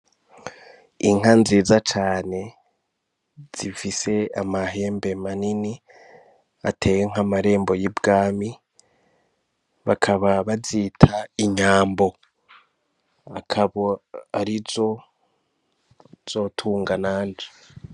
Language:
Rundi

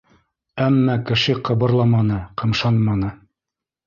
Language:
Bashkir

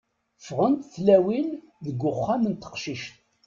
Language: Kabyle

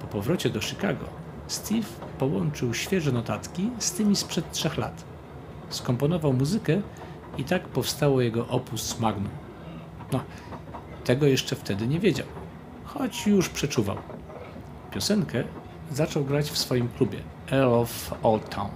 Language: Polish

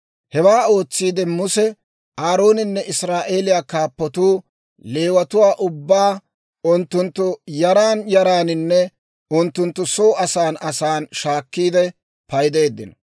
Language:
Dawro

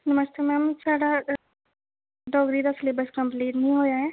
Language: Dogri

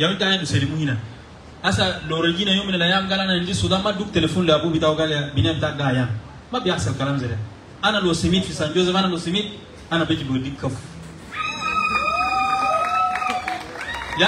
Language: Arabic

